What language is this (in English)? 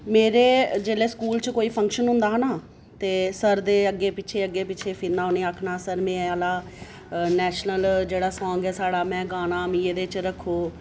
Dogri